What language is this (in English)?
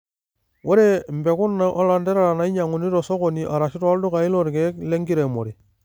Masai